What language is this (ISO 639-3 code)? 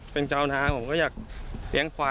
tha